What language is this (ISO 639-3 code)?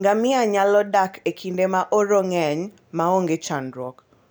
luo